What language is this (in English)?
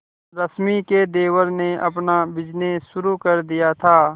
Hindi